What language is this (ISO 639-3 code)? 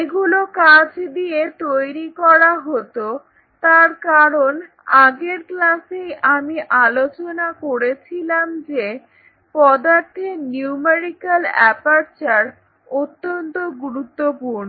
ben